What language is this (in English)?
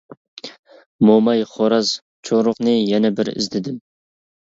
Uyghur